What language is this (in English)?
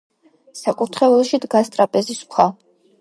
Georgian